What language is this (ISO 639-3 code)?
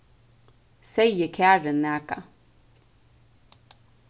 fao